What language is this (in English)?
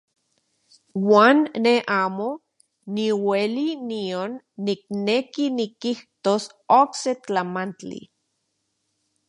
Central Puebla Nahuatl